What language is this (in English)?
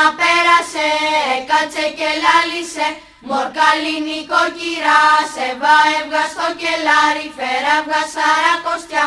Greek